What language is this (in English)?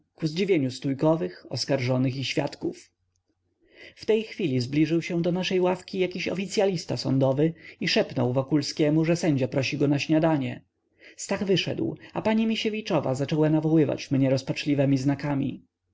Polish